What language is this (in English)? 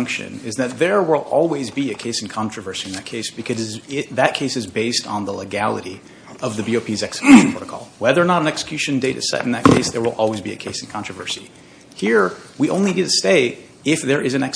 English